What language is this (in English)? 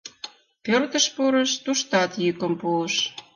Mari